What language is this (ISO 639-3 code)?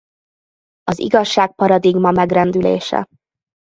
hun